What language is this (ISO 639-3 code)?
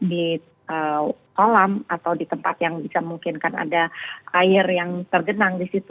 ind